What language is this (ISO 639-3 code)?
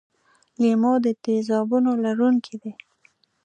pus